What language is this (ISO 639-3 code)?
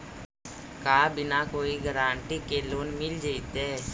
mag